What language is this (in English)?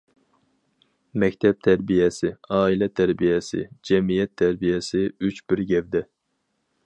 Uyghur